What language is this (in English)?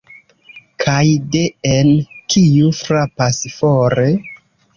Esperanto